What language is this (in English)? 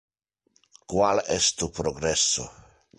Interlingua